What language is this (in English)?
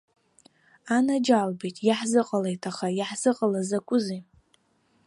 Abkhazian